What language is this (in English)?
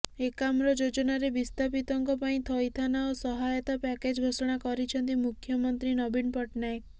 Odia